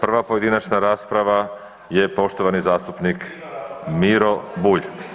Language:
Croatian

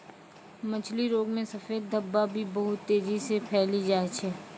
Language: Maithili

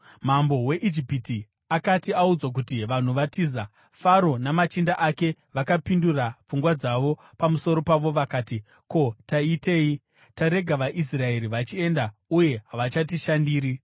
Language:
Shona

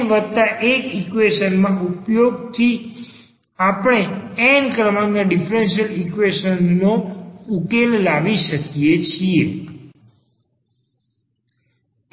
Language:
Gujarati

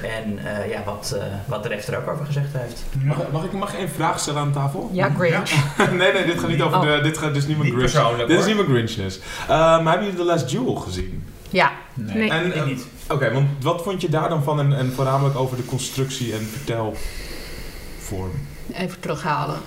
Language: Dutch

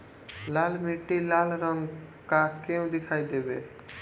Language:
Bhojpuri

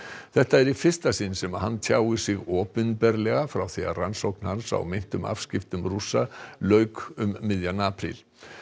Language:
Icelandic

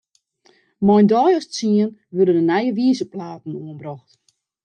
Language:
Western Frisian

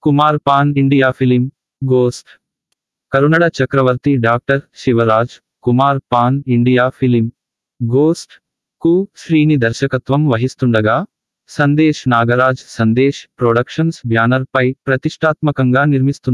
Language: Telugu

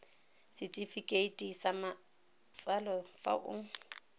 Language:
Tswana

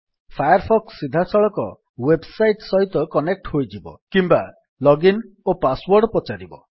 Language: Odia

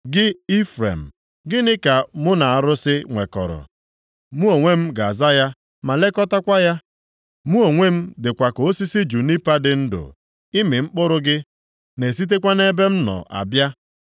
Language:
Igbo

